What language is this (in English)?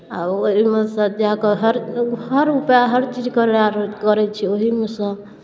Maithili